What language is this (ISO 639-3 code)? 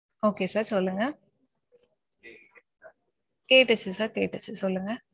tam